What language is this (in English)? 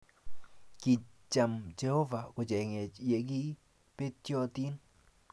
Kalenjin